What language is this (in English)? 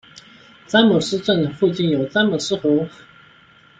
Chinese